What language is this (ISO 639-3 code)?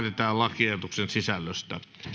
fin